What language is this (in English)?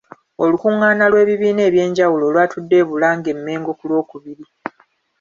Ganda